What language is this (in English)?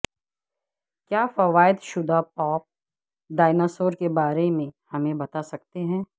Urdu